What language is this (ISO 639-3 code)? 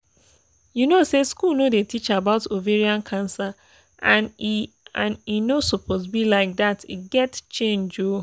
pcm